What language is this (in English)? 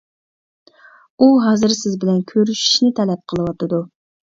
Uyghur